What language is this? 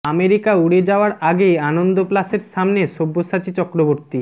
Bangla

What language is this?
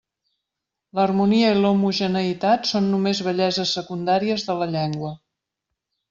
Catalan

